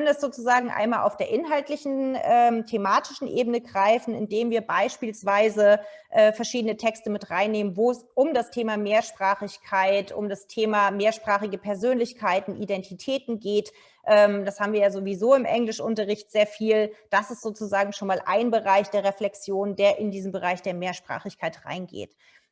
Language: German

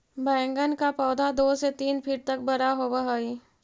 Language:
Magahi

